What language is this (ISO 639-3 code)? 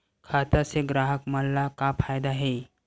hne